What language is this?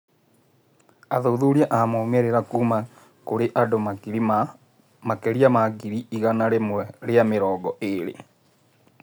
Kikuyu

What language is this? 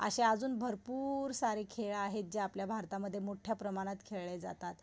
Marathi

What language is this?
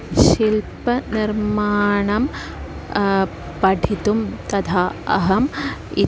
Sanskrit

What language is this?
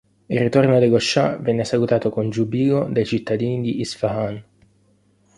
Italian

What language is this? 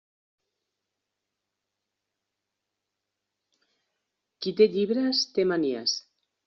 Catalan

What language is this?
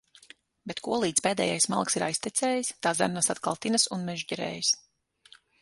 Latvian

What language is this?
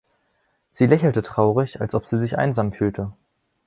German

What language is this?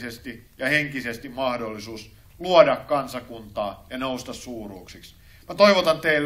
Finnish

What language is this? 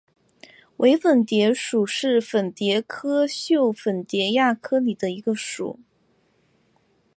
Chinese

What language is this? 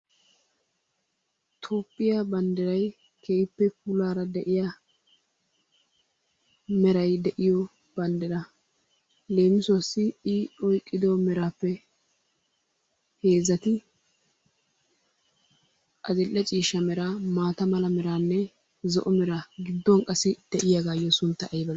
Wolaytta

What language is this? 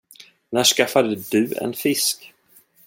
Swedish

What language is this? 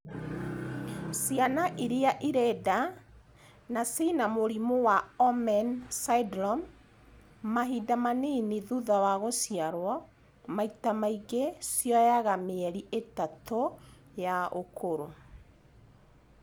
Kikuyu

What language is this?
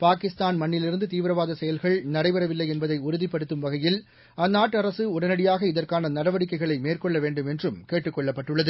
Tamil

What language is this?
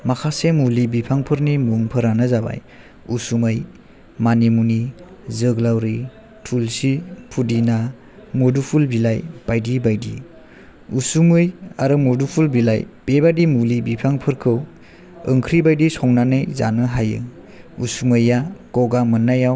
Bodo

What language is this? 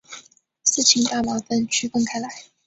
Chinese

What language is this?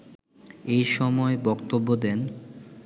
Bangla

